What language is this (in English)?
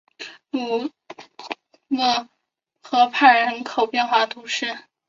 Chinese